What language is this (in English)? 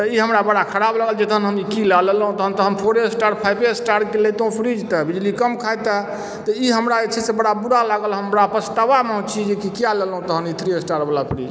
Maithili